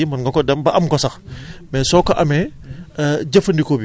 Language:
Wolof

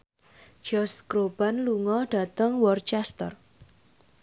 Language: Javanese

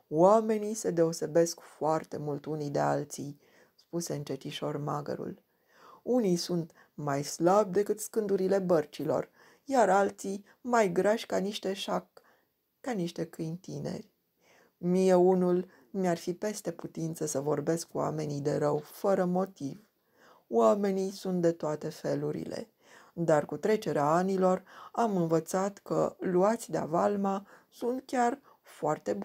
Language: Romanian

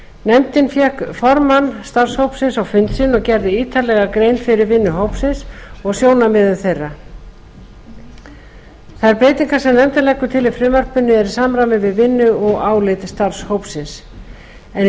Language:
Icelandic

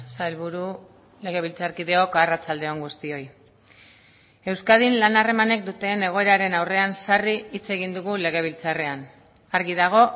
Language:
Basque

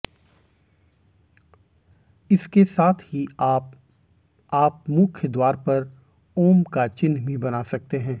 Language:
Hindi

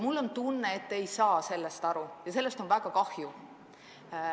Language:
Estonian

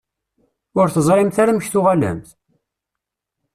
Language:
Kabyle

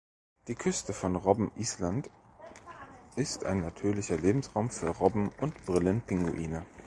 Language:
German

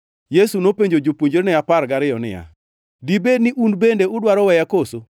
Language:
Luo (Kenya and Tanzania)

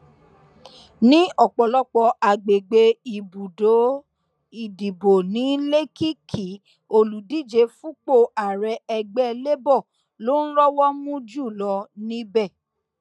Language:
Yoruba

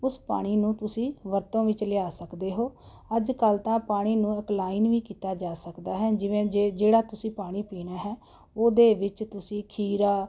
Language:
Punjabi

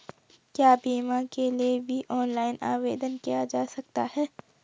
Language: Hindi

